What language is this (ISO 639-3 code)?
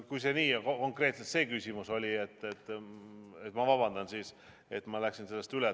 est